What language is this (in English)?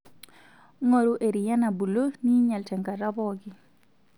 Masai